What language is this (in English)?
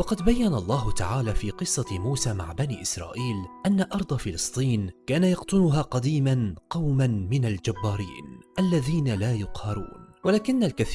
Arabic